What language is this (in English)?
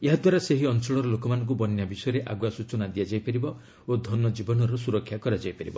Odia